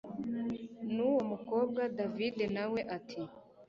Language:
Kinyarwanda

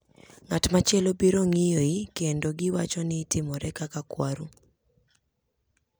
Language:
Luo (Kenya and Tanzania)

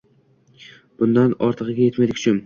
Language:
Uzbek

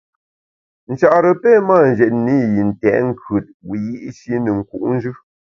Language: Bamun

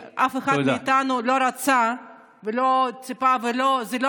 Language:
Hebrew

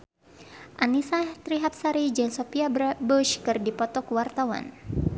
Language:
Sundanese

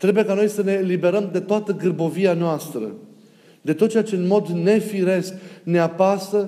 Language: Romanian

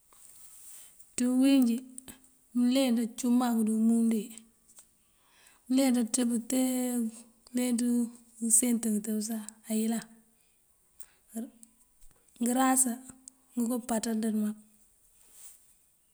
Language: Mandjak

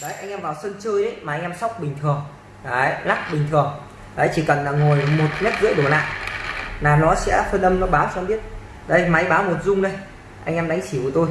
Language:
Vietnamese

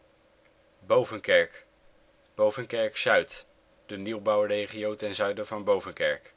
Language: Dutch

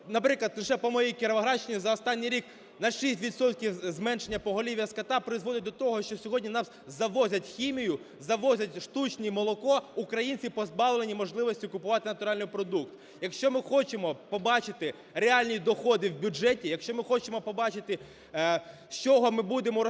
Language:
Ukrainian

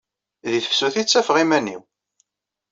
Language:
Kabyle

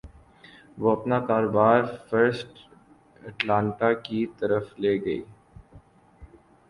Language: Urdu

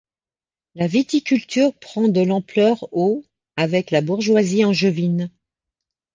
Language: French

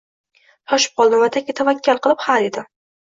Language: Uzbek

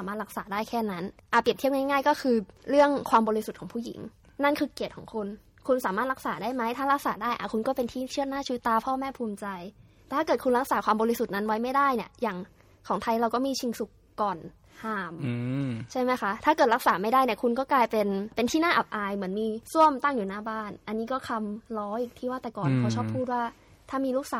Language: Thai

